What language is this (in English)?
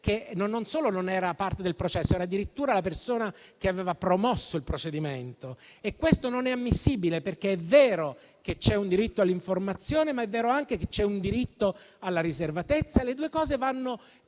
Italian